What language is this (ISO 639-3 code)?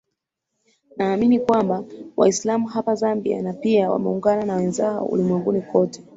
swa